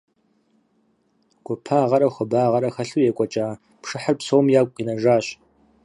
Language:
Kabardian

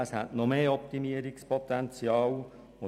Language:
Swiss German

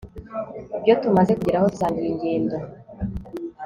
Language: Kinyarwanda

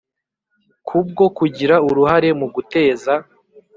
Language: Kinyarwanda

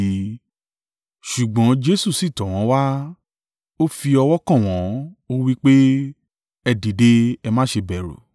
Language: Yoruba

